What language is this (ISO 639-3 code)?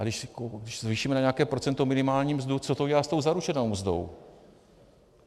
ces